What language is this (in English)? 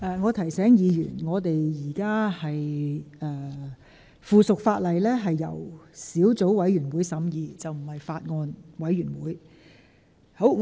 Cantonese